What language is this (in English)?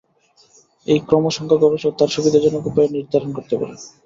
Bangla